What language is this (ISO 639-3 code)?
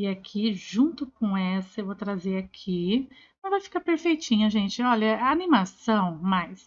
por